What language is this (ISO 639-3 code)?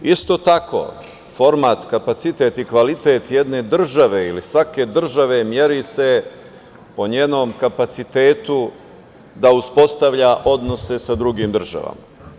srp